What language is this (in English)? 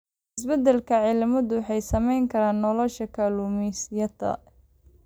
Somali